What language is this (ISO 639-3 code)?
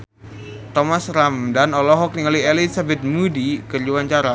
sun